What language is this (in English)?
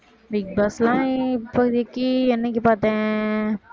Tamil